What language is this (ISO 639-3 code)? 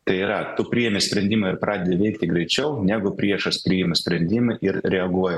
lit